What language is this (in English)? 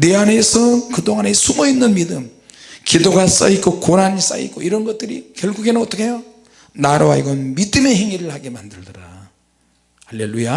Korean